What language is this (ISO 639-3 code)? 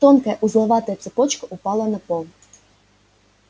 rus